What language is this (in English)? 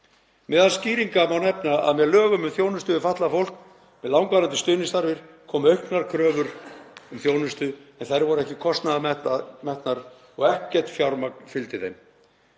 Icelandic